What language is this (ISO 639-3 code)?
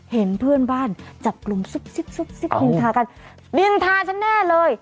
tha